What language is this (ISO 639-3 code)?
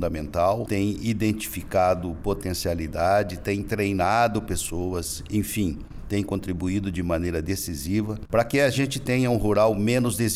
por